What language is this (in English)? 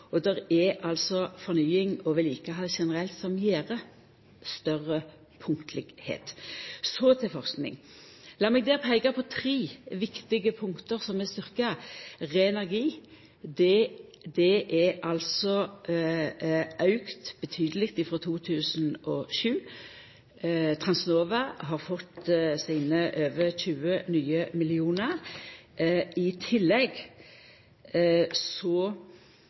Norwegian Nynorsk